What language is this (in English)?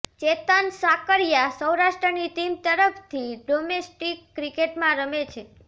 Gujarati